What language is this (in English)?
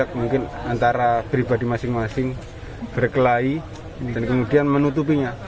Indonesian